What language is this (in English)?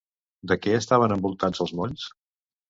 Catalan